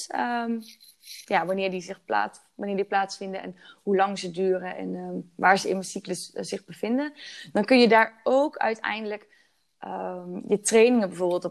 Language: Dutch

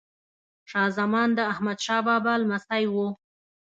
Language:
Pashto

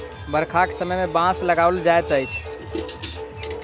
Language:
Maithili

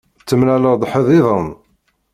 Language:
Kabyle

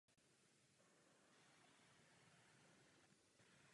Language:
Czech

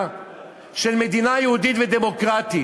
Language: Hebrew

